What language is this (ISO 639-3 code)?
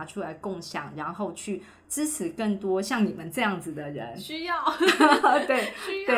zho